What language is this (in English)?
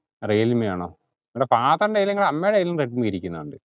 Malayalam